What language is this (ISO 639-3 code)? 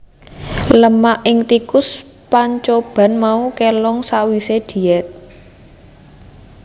jav